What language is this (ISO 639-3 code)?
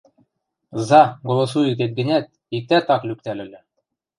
mrj